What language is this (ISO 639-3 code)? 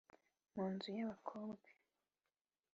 kin